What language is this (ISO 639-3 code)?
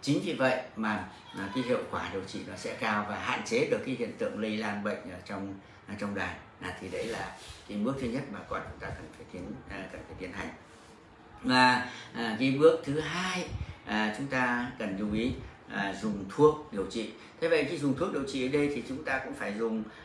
vie